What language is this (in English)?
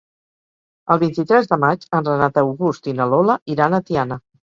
Catalan